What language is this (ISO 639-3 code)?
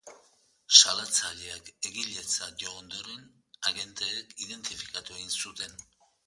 eus